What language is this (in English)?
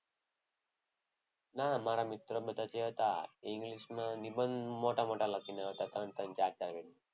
Gujarati